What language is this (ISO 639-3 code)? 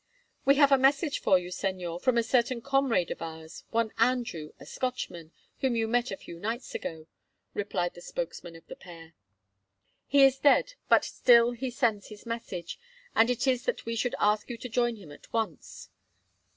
eng